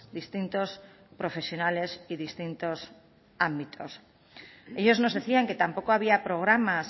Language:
Spanish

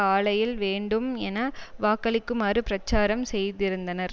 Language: Tamil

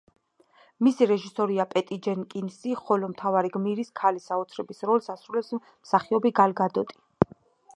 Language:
Georgian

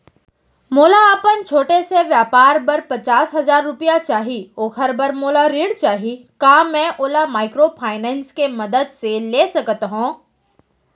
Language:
Chhattisgarhi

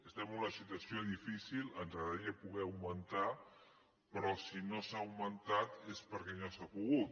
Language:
Catalan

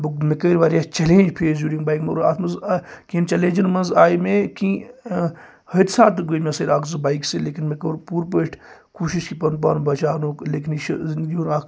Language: Kashmiri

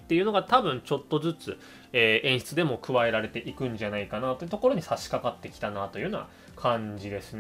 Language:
Japanese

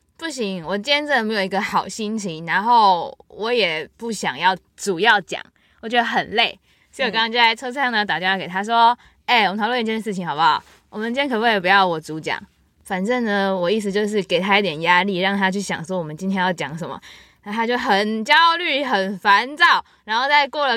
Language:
Chinese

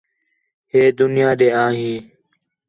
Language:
Khetrani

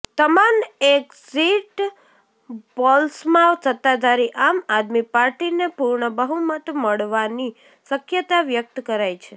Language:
Gujarati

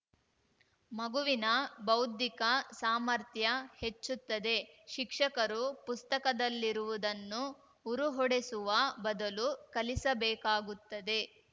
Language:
Kannada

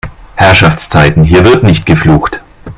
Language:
German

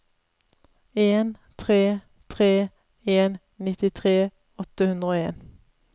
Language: Norwegian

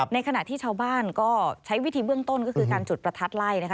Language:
Thai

